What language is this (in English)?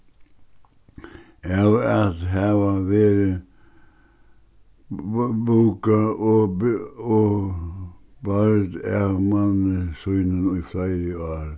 Faroese